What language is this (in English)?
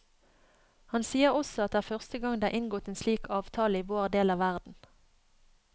Norwegian